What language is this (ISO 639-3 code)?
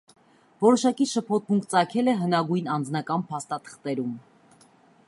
hye